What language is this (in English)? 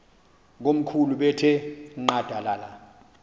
Xhosa